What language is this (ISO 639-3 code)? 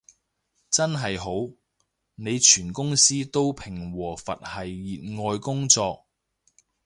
yue